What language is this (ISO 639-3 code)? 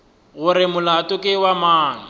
nso